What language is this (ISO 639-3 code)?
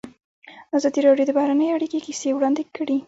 pus